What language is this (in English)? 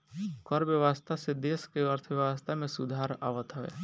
Bhojpuri